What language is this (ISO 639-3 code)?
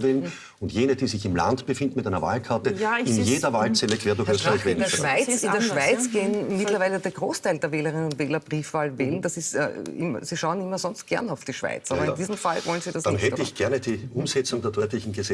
deu